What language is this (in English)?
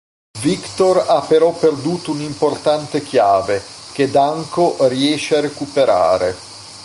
Italian